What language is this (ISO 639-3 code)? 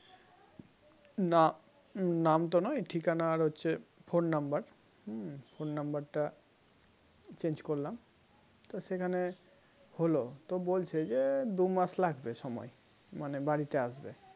ben